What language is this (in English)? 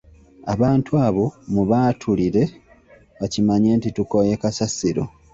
Ganda